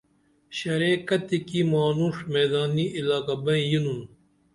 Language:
Dameli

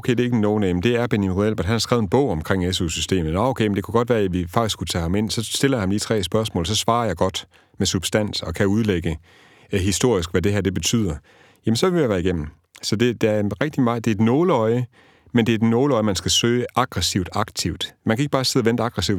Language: Danish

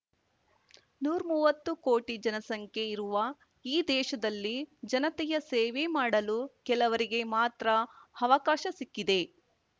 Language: Kannada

